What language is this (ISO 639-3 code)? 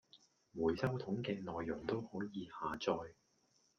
yue